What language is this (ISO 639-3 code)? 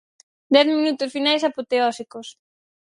glg